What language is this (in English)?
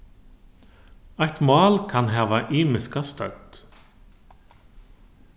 Faroese